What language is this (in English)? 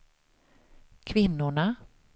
Swedish